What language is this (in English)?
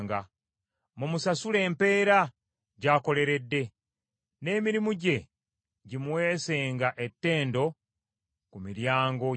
Ganda